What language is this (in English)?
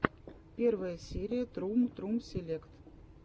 Russian